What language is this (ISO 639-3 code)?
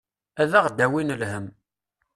kab